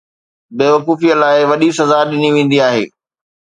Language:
Sindhi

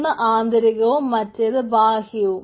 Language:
Malayalam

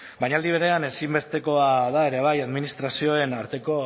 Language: Basque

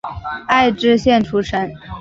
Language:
Chinese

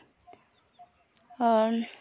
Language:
Santali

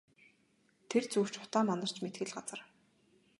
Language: Mongolian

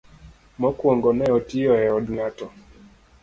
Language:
Luo (Kenya and Tanzania)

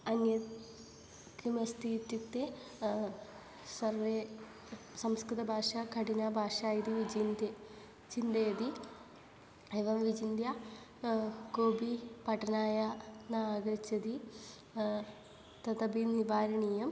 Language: Sanskrit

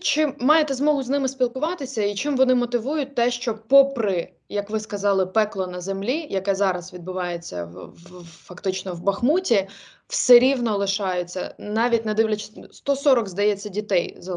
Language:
Ukrainian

